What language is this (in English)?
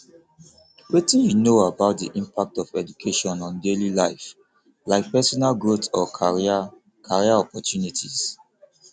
Nigerian Pidgin